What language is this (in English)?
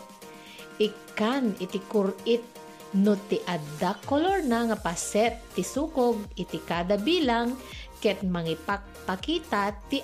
Filipino